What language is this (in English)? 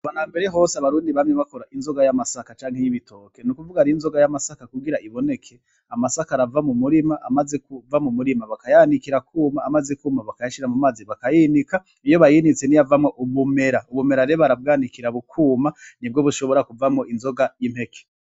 Rundi